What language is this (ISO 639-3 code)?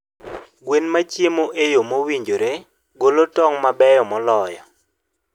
luo